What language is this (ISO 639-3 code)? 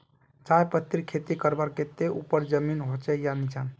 mag